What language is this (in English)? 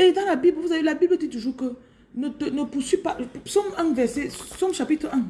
French